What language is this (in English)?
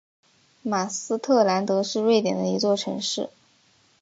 Chinese